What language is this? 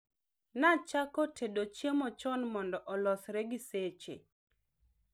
Luo (Kenya and Tanzania)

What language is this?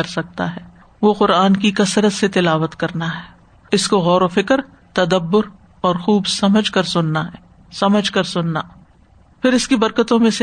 Urdu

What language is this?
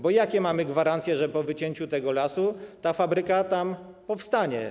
Polish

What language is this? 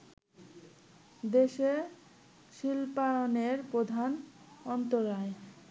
Bangla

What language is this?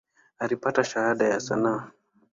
Swahili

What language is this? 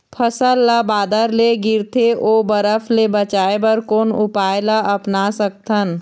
Chhattisgarhi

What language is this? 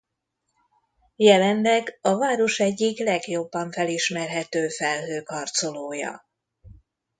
Hungarian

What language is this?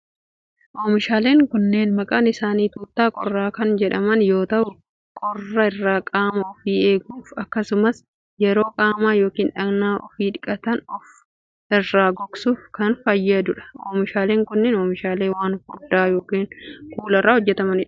Oromo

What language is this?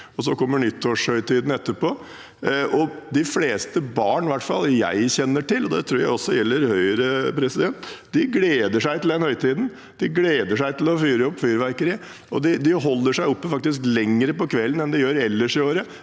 Norwegian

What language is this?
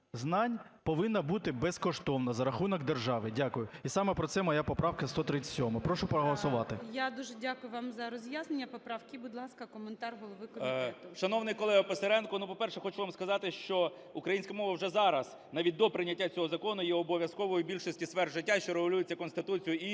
Ukrainian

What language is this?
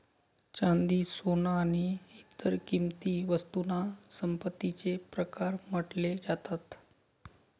Marathi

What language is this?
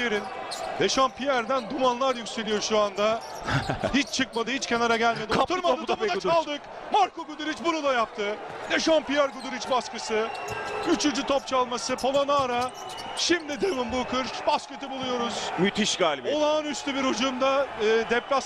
Turkish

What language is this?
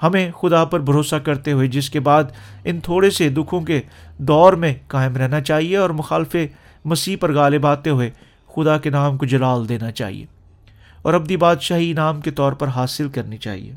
Urdu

